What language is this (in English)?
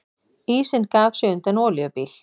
Icelandic